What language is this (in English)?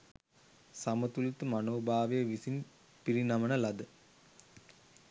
Sinhala